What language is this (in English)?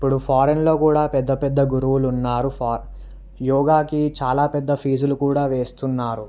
Telugu